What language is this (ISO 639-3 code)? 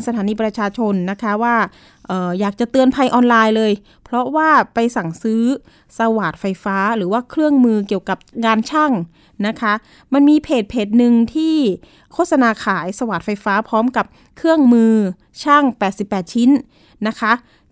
tha